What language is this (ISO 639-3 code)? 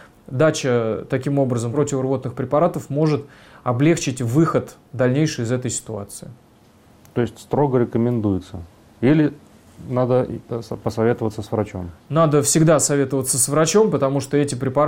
rus